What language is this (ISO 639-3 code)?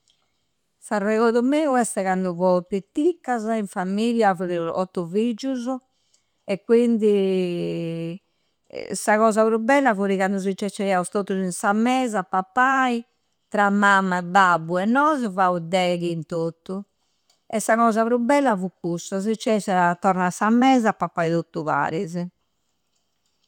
sro